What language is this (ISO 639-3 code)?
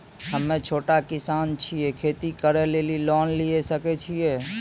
mai